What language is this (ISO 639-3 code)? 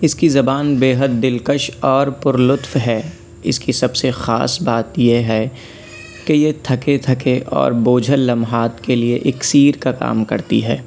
urd